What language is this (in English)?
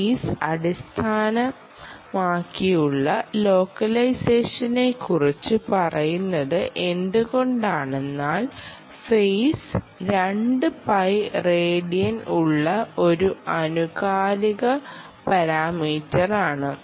Malayalam